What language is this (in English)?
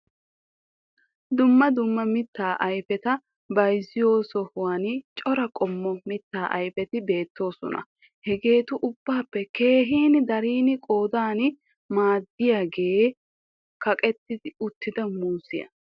Wolaytta